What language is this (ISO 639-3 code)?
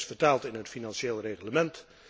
nld